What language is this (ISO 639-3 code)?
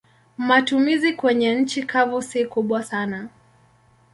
swa